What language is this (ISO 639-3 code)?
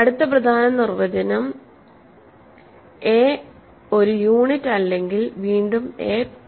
mal